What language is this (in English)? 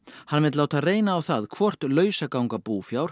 Icelandic